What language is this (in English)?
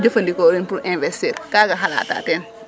Serer